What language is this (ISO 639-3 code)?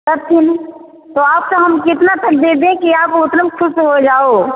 hin